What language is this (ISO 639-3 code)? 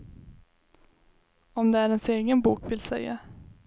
swe